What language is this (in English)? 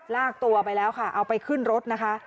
Thai